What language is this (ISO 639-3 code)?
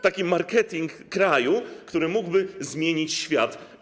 pol